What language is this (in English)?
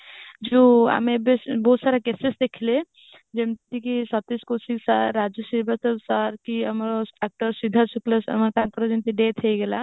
Odia